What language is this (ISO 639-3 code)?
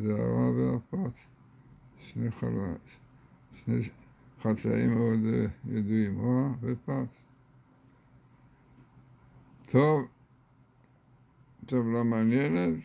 heb